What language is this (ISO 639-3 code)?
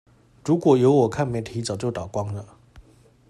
zho